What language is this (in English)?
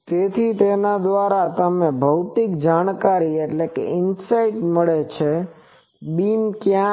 Gujarati